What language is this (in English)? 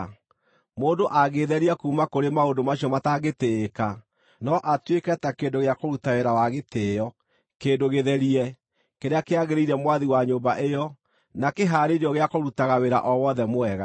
Kikuyu